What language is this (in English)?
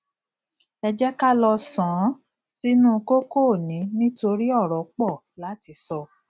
Yoruba